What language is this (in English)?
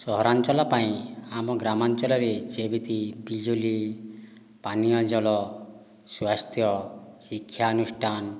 Odia